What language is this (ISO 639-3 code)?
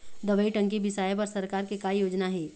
hne